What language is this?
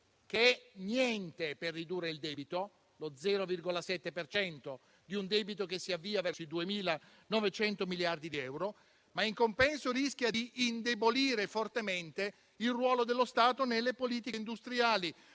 Italian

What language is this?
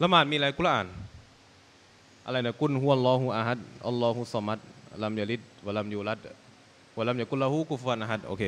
Thai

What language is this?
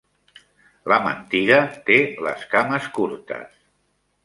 Catalan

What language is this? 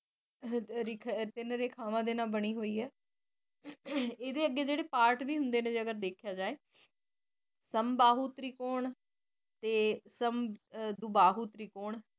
Punjabi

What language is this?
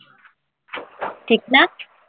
Bangla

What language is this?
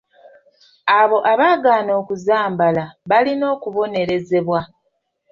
Ganda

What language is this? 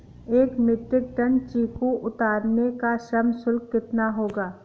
Hindi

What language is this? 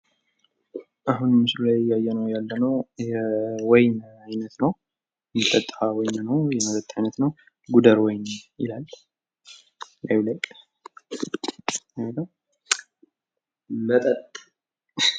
Amharic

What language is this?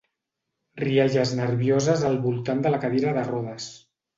Catalan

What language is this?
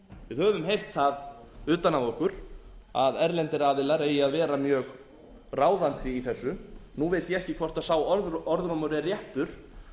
Icelandic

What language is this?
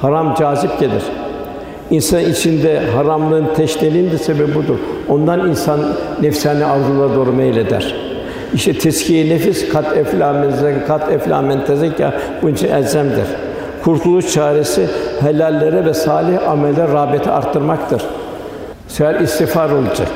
Turkish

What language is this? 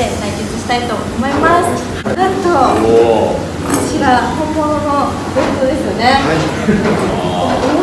Japanese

